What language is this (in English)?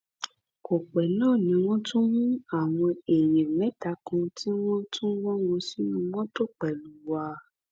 Yoruba